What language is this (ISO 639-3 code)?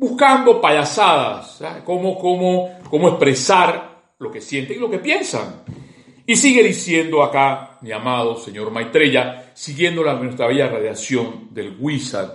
spa